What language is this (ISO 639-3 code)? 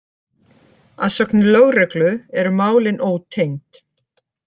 isl